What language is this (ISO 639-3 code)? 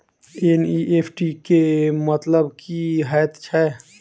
mai